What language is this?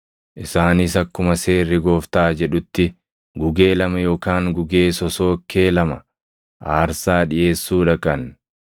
Oromo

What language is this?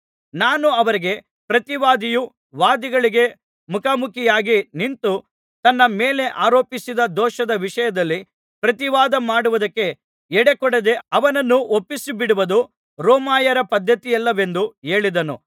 Kannada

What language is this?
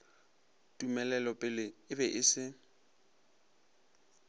Northern Sotho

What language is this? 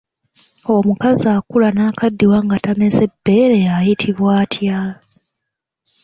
Ganda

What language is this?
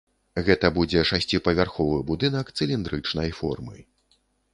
Belarusian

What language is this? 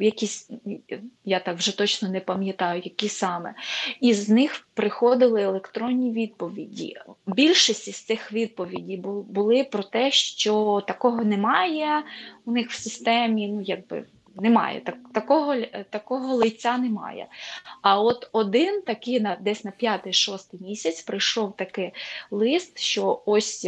Ukrainian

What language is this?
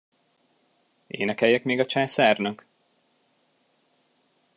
Hungarian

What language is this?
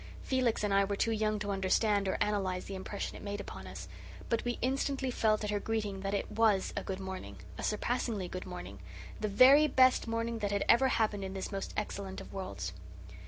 English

